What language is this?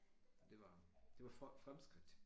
Danish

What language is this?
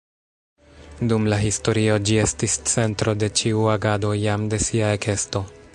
Esperanto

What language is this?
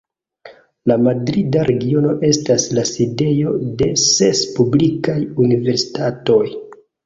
Esperanto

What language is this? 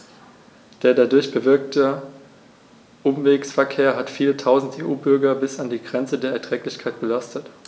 German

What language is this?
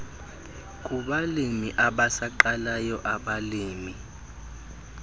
Xhosa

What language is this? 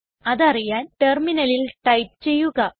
Malayalam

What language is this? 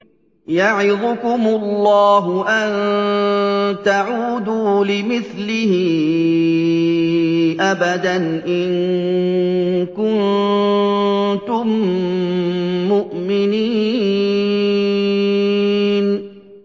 Arabic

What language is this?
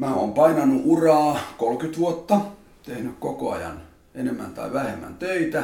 Finnish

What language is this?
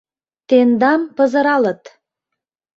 Mari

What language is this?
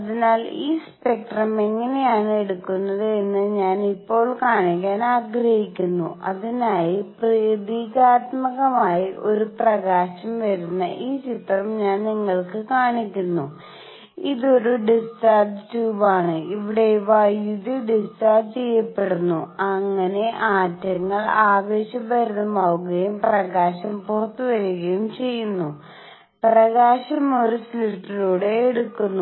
Malayalam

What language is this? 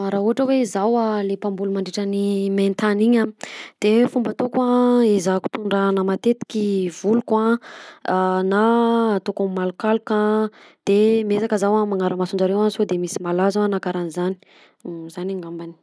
Southern Betsimisaraka Malagasy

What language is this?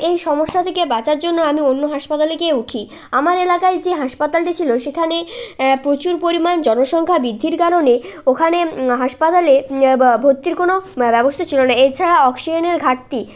Bangla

